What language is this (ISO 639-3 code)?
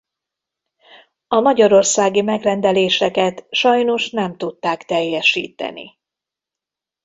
hun